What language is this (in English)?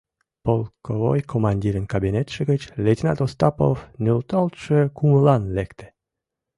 Mari